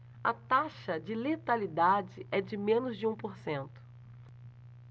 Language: Portuguese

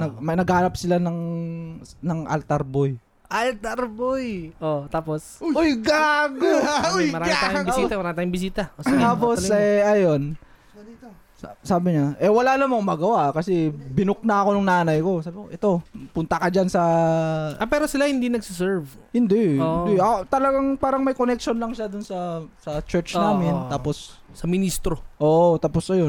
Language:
Filipino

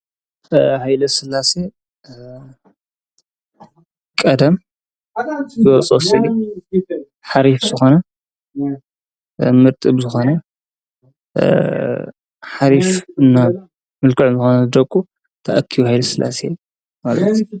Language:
Tigrinya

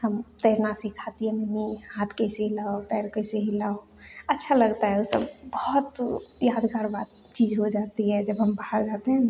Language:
Hindi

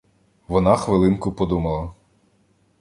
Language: Ukrainian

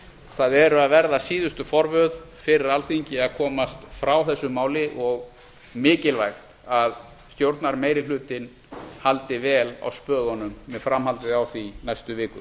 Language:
Icelandic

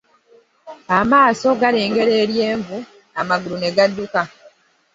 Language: Ganda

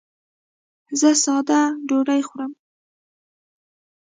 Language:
Pashto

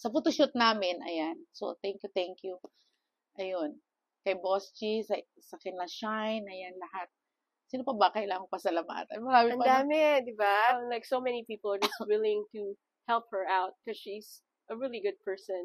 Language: Filipino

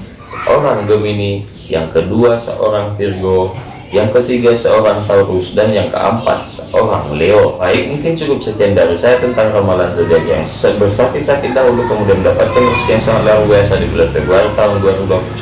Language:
Indonesian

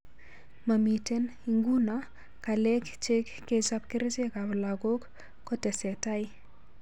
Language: Kalenjin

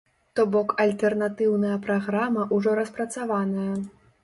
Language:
Belarusian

